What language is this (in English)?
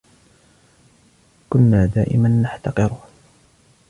Arabic